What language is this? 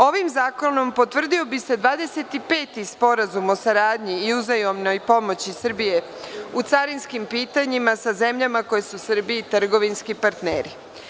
Serbian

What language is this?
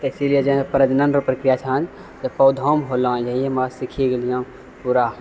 Maithili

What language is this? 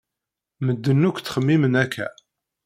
Kabyle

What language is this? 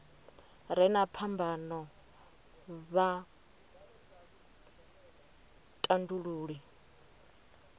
Venda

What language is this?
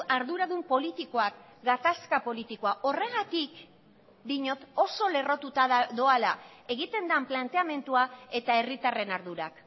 Basque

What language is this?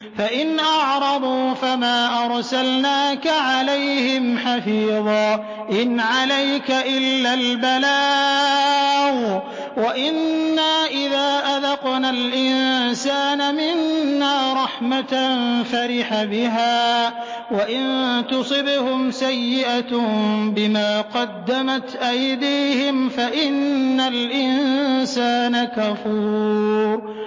Arabic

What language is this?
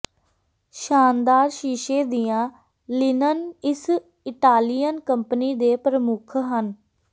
Punjabi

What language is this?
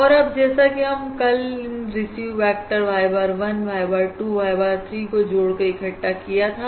Hindi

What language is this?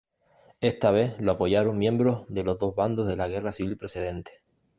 Spanish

